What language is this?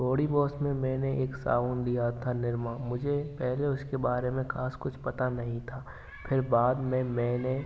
Hindi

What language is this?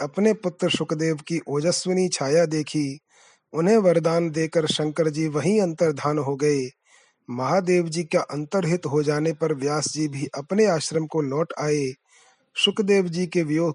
Hindi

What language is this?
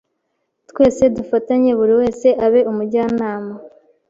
Kinyarwanda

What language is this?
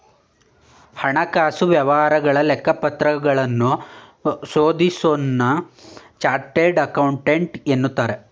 Kannada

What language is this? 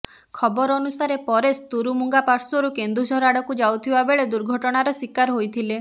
Odia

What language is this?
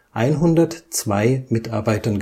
German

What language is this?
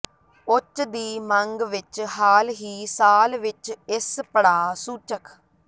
Punjabi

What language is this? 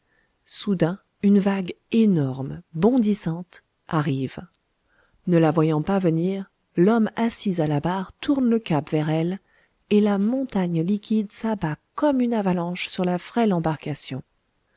French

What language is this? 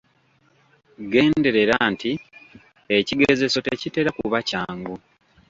Ganda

